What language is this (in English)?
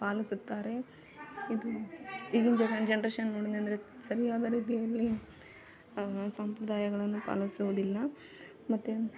Kannada